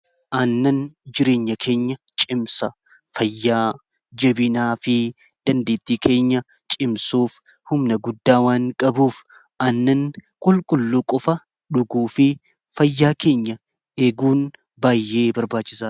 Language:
Oromo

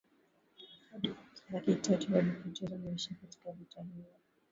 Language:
Swahili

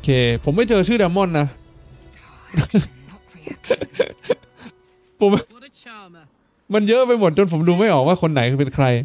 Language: Thai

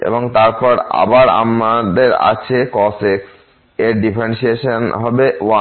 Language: Bangla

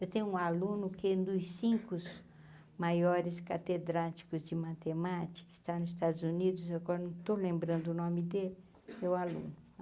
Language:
Portuguese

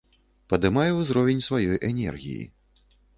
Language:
Belarusian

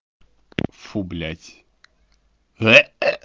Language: Russian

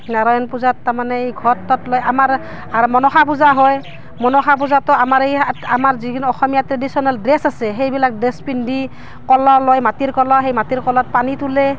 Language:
Assamese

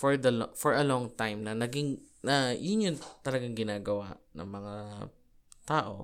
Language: Filipino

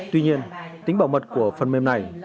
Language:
Vietnamese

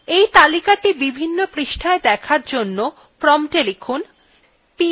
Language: Bangla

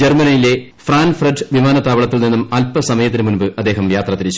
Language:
Malayalam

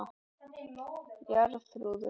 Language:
Icelandic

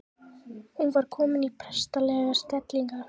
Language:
Icelandic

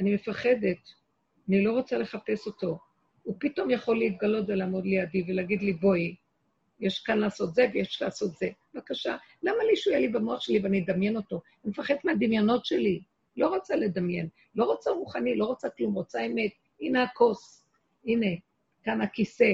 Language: Hebrew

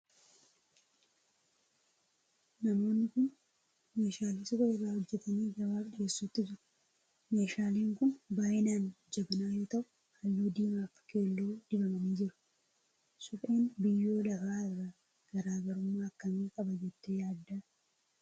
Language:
Oromo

